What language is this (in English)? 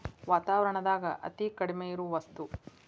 Kannada